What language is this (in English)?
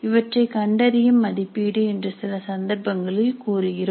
Tamil